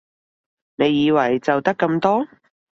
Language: Cantonese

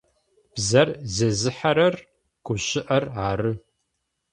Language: Adyghe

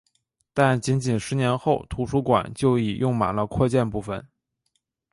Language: Chinese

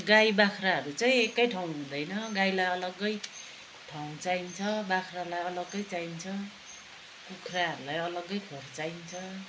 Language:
Nepali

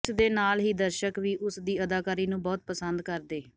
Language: Punjabi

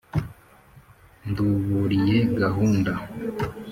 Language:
Kinyarwanda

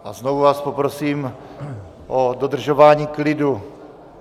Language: Czech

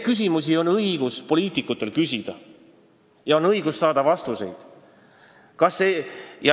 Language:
Estonian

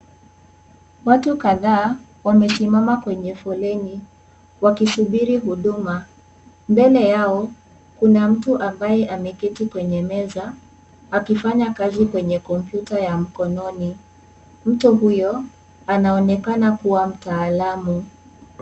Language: Swahili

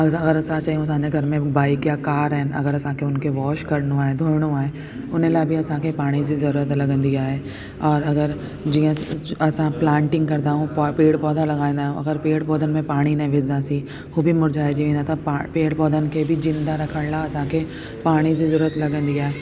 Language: Sindhi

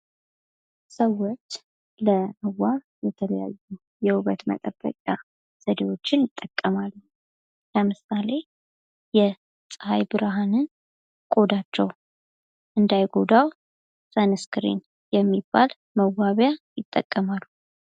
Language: Amharic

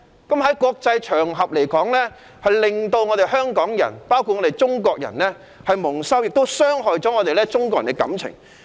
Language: Cantonese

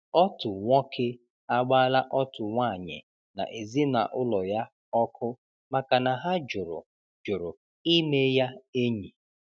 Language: Igbo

